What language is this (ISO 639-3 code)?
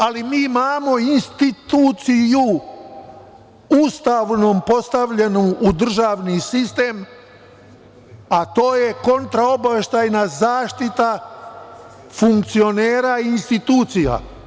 srp